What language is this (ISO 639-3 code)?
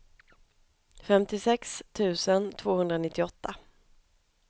swe